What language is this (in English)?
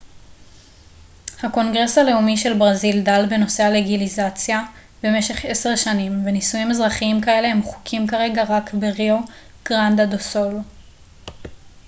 Hebrew